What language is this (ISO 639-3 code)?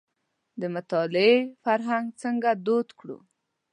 pus